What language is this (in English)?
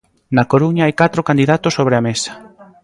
Galician